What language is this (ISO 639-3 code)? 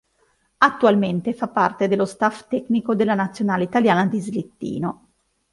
ita